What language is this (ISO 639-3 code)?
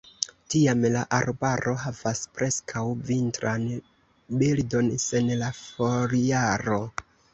epo